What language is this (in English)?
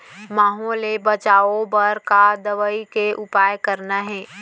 Chhattisgarhi